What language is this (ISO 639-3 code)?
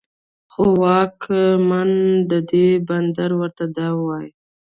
pus